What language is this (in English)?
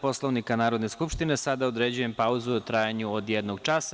Serbian